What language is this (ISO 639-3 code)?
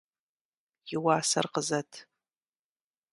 kbd